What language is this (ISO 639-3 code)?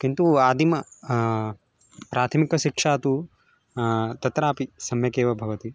san